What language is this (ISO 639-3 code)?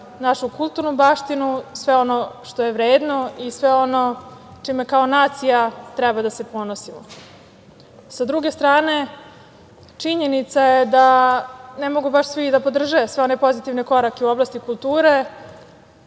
srp